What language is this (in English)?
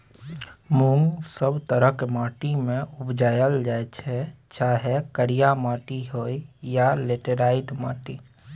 Maithili